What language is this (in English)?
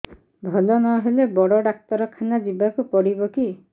Odia